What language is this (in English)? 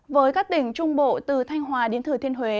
Vietnamese